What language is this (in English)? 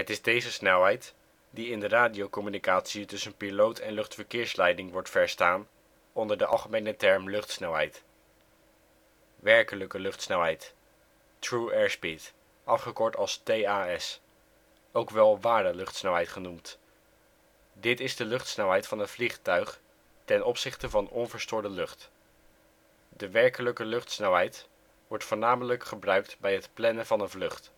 Dutch